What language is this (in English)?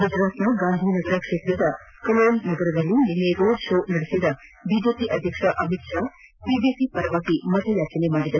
Kannada